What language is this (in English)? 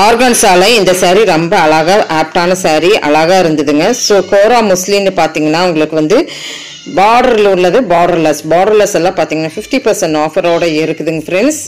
Romanian